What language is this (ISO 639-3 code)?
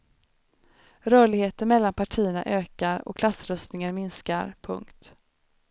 swe